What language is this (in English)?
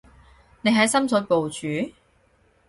Cantonese